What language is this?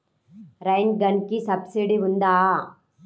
Telugu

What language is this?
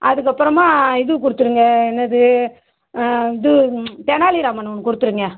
Tamil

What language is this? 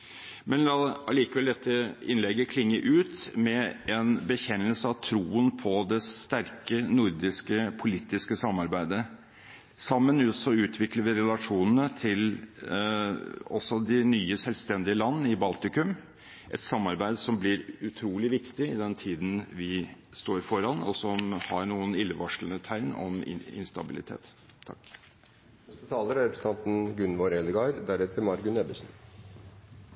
Norwegian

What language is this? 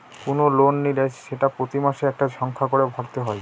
Bangla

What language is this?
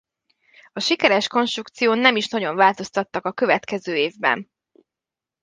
Hungarian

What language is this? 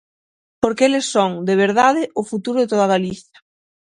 Galician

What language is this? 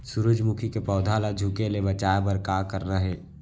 Chhattisgarhi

